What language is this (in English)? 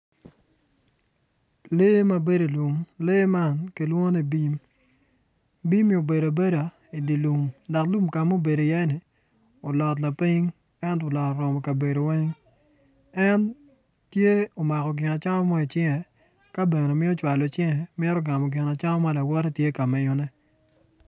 Acoli